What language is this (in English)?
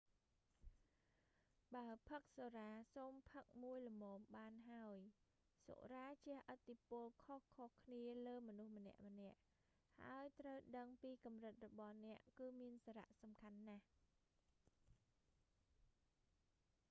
Khmer